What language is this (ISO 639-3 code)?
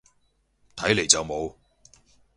yue